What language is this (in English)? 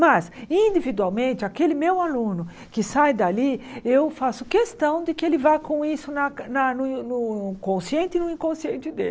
Portuguese